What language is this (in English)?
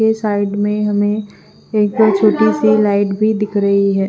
Hindi